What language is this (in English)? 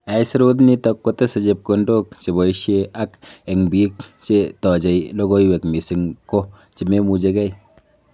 Kalenjin